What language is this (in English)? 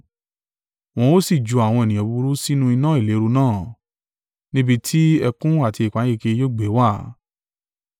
Yoruba